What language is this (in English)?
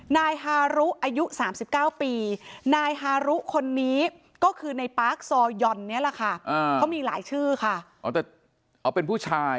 Thai